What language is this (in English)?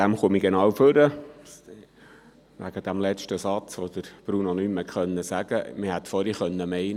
Swiss German